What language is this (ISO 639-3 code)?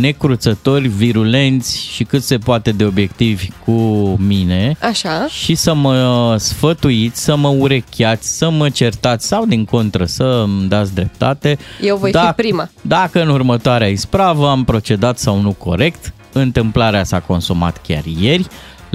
ron